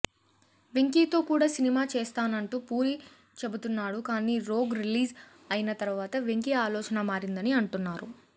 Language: Telugu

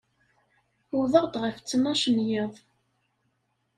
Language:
Kabyle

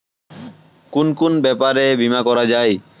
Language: Bangla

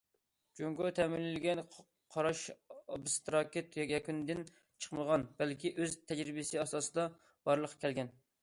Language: Uyghur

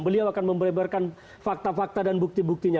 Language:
Indonesian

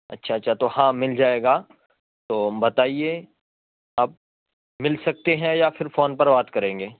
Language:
Urdu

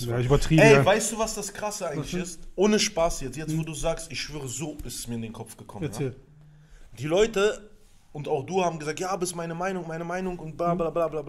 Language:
German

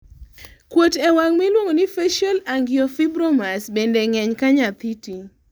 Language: Luo (Kenya and Tanzania)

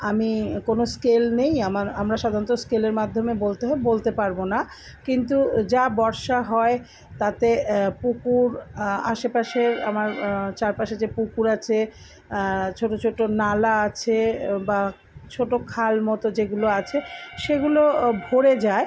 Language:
Bangla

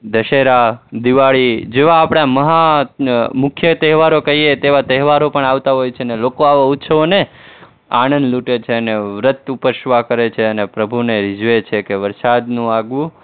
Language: Gujarati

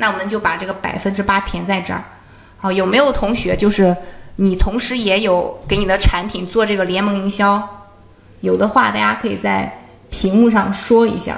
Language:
Chinese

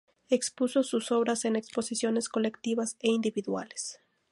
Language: Spanish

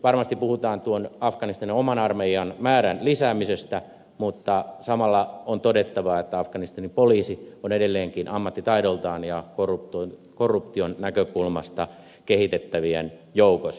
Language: Finnish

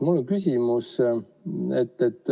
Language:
Estonian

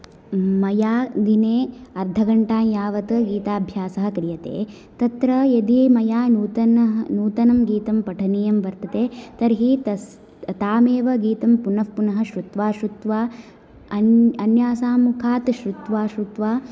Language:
Sanskrit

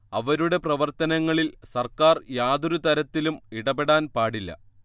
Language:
Malayalam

